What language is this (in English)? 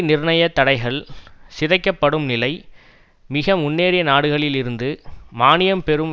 Tamil